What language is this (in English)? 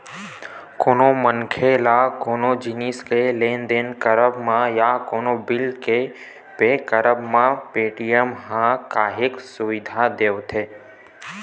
Chhattisgarhi